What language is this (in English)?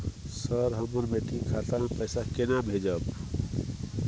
Maithili